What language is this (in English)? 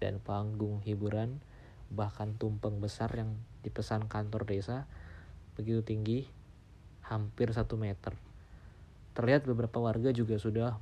Indonesian